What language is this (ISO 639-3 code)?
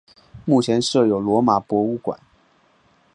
zho